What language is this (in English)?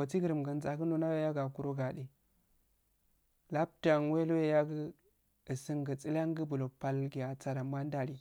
Afade